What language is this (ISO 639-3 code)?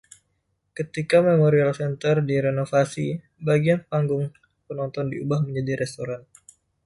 ind